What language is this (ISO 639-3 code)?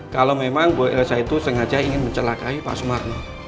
ind